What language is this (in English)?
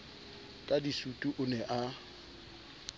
Southern Sotho